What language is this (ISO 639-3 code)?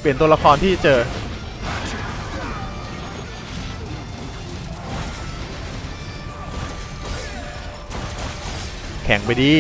tha